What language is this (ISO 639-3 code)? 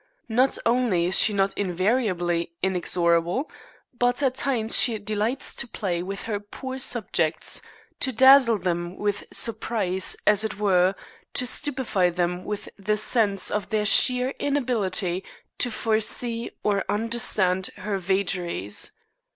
eng